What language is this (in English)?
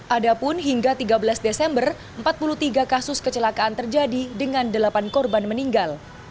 Indonesian